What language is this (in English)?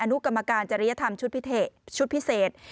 Thai